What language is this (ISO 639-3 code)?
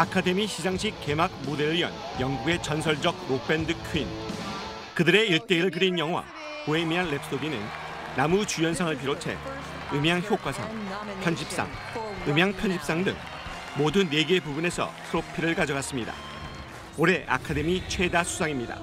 kor